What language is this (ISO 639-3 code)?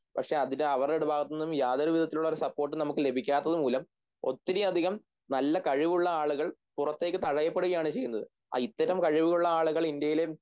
mal